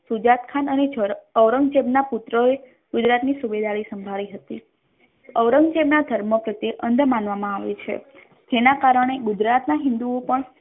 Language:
Gujarati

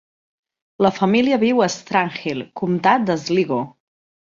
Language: Catalan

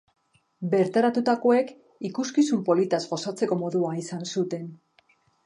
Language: Basque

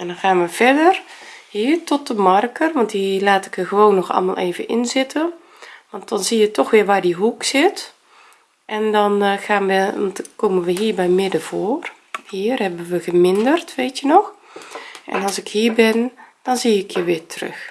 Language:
Dutch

